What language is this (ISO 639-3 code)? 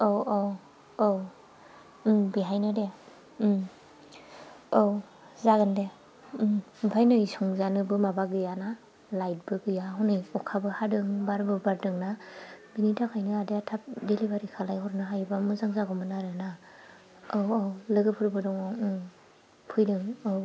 brx